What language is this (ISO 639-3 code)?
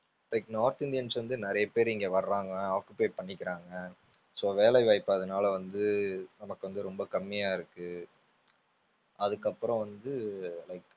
tam